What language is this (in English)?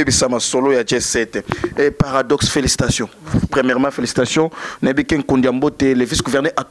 French